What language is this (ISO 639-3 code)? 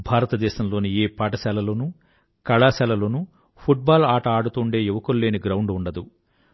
tel